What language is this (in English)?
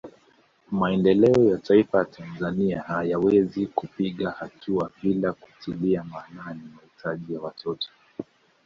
Swahili